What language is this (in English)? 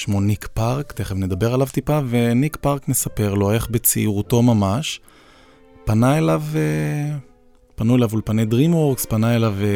Hebrew